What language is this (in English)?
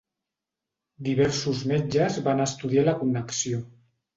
Catalan